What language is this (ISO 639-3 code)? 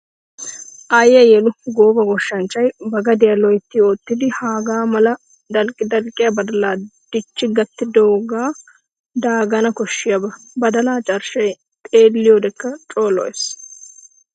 wal